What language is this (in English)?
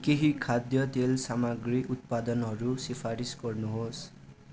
Nepali